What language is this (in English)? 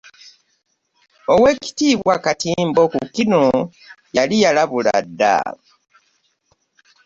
Ganda